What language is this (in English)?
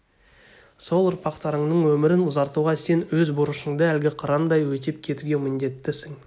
Kazakh